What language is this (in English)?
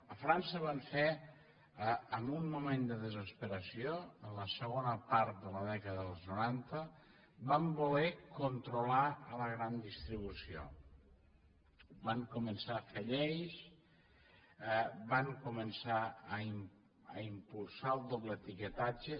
Catalan